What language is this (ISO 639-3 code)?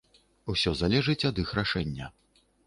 bel